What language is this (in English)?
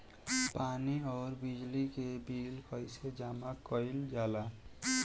Bhojpuri